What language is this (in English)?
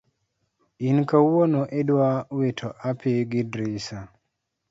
Luo (Kenya and Tanzania)